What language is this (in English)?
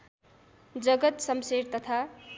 Nepali